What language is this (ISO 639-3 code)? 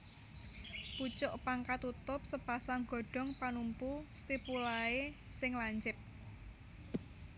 jav